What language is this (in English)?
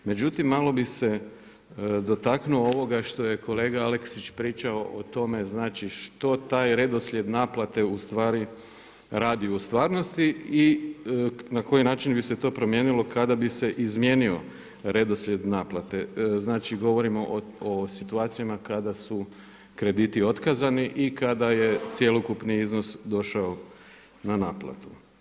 Croatian